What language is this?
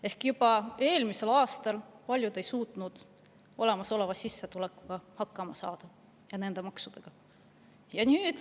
Estonian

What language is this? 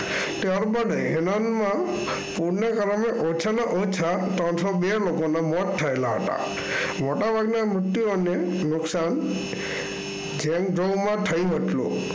Gujarati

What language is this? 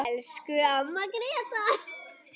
Icelandic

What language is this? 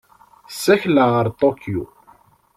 Kabyle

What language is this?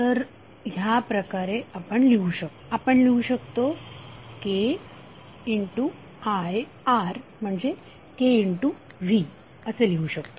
Marathi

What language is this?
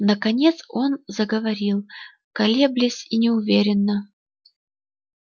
Russian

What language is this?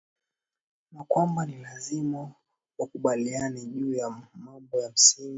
Swahili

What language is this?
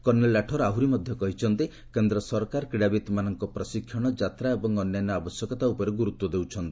Odia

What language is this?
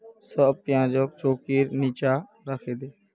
Magahi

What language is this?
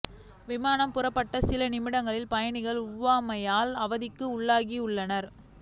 Tamil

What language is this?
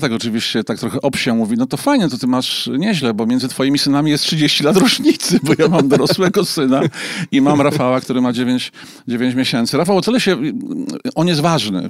Polish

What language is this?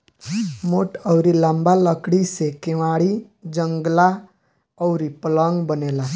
Bhojpuri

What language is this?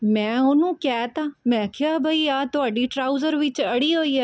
Punjabi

